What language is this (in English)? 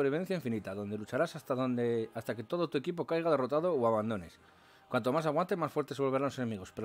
Spanish